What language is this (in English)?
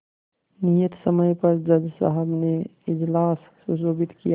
Hindi